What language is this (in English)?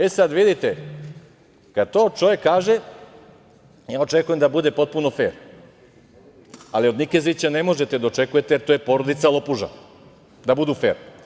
Serbian